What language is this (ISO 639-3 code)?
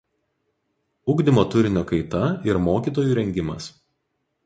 lit